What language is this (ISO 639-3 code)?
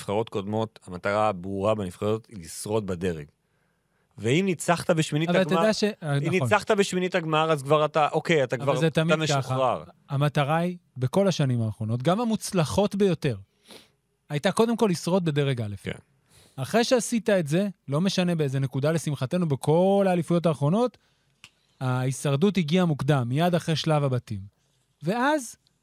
heb